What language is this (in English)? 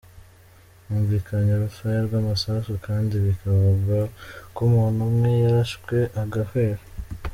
Kinyarwanda